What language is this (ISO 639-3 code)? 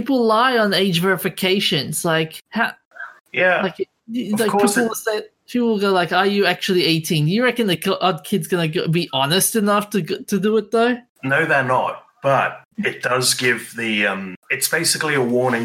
eng